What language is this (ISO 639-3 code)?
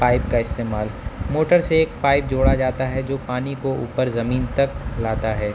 urd